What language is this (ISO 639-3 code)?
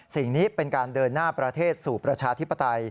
tha